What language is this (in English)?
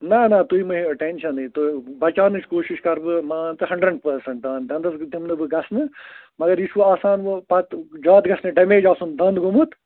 Kashmiri